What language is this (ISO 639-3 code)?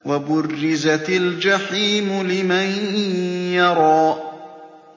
ara